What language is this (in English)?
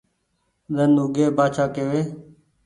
Goaria